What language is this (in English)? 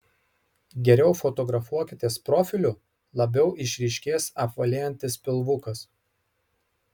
Lithuanian